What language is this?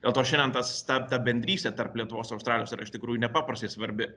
Lithuanian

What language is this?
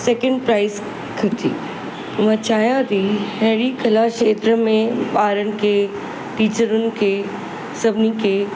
Sindhi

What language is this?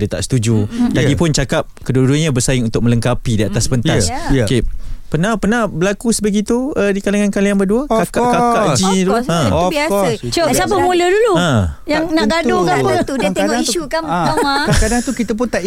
Malay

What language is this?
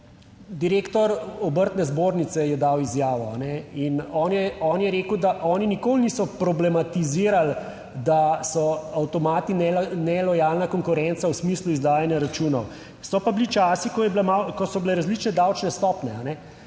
Slovenian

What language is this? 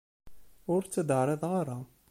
Kabyle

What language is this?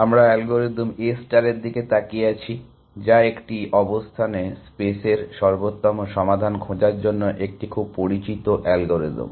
Bangla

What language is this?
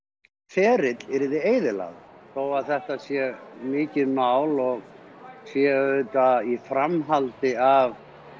Icelandic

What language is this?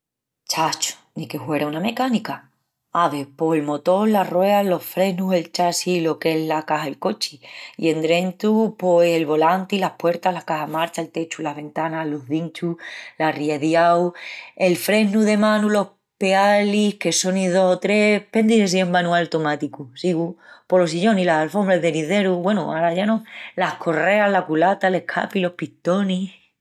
Extremaduran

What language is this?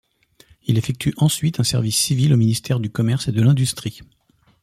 French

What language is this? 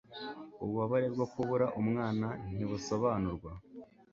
Kinyarwanda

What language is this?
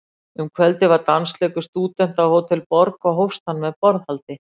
Icelandic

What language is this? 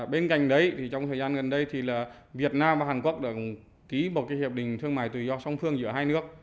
Vietnamese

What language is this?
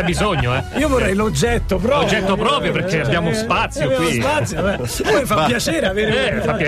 Italian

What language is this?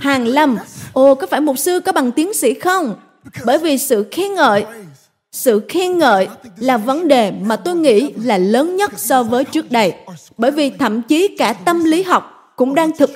Vietnamese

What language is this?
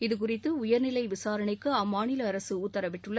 Tamil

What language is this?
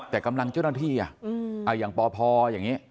Thai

